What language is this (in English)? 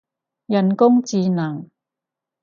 Cantonese